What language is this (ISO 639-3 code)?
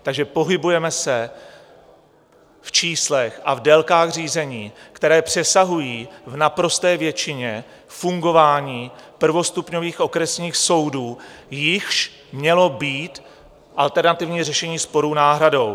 ces